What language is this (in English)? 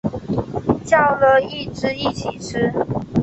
Chinese